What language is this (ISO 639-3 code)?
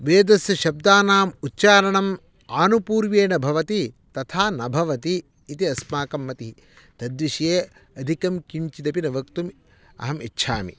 san